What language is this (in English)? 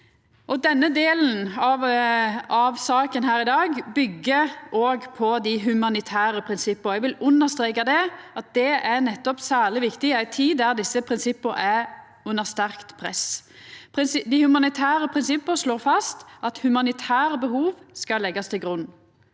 Norwegian